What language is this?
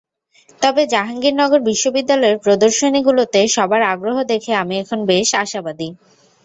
Bangla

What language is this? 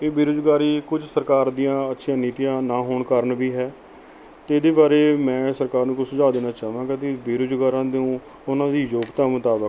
Punjabi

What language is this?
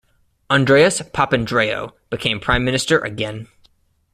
English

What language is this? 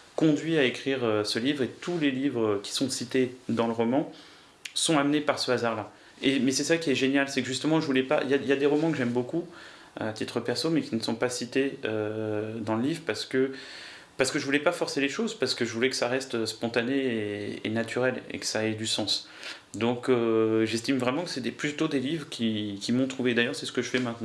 French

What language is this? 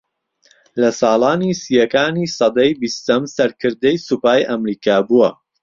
Central Kurdish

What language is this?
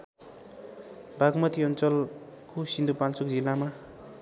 Nepali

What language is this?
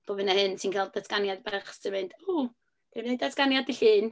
Welsh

